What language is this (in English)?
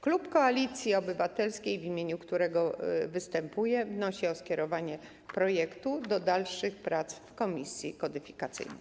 Polish